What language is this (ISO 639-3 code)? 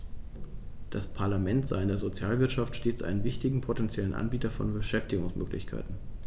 deu